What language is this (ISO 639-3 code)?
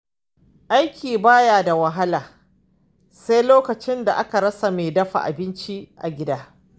hau